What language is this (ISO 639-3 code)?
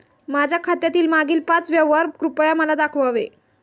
mar